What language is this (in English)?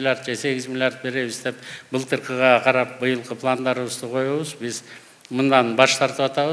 Turkish